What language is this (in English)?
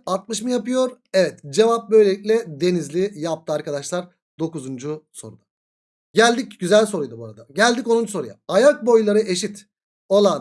Turkish